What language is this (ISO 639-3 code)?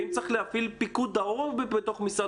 heb